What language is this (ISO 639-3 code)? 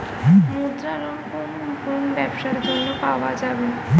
ben